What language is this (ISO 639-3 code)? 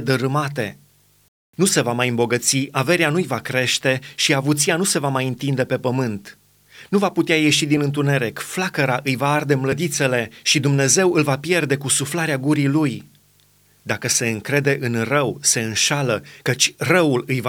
ron